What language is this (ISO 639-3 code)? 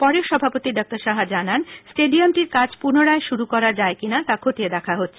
ben